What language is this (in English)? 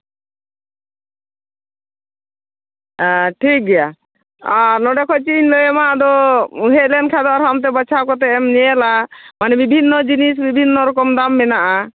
Santali